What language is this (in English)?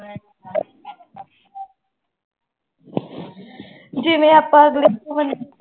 Punjabi